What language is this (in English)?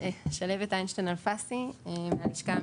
Hebrew